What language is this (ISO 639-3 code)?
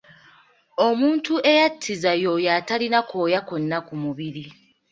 lug